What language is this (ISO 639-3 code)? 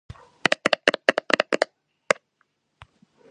kat